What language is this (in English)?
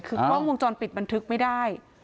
Thai